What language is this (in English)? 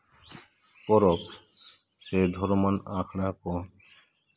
Santali